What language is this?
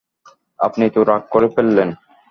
Bangla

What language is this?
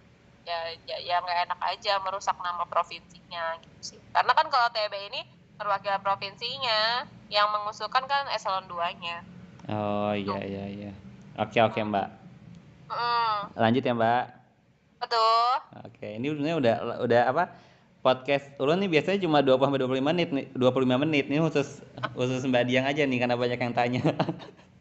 Indonesian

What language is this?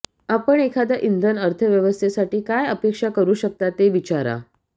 Marathi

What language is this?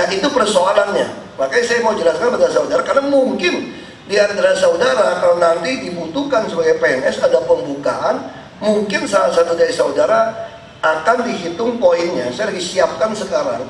Indonesian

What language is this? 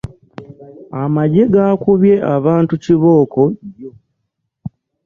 Ganda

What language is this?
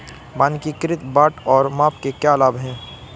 Hindi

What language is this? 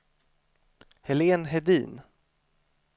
Swedish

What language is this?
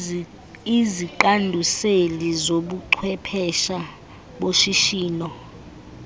Xhosa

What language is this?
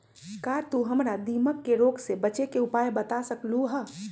Magahi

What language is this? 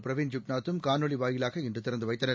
Tamil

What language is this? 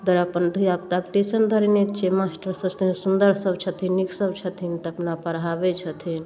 Maithili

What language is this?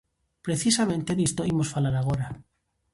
Galician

